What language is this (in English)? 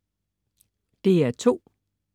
Danish